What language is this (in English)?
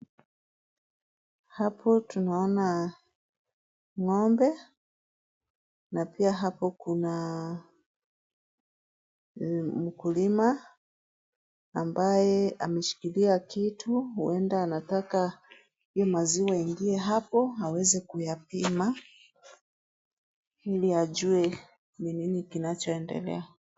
Swahili